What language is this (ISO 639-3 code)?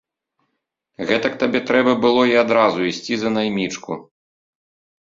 bel